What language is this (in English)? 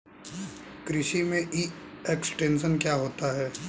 Hindi